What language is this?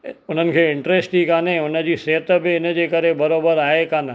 Sindhi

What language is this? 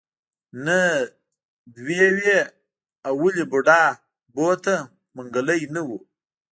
Pashto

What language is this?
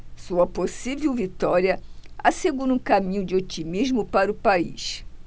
Portuguese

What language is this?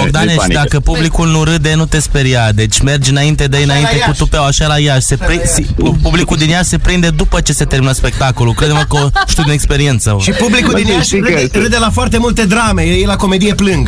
Romanian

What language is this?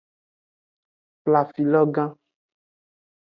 Aja (Benin)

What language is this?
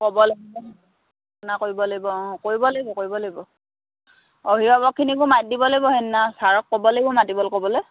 Assamese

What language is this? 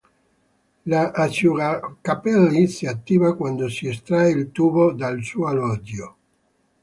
Italian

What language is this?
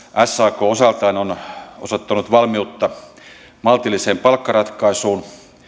Finnish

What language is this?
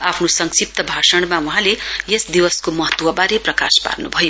Nepali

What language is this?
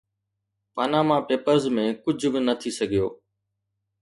Sindhi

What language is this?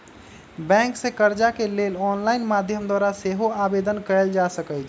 Magahi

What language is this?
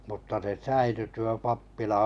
Finnish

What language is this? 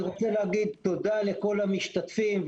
Hebrew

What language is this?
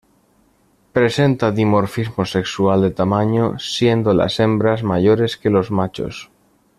Spanish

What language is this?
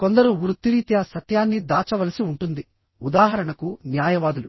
Telugu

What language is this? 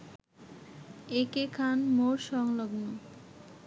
Bangla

